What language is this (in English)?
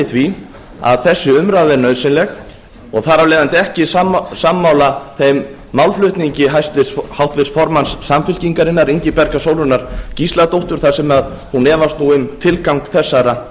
Icelandic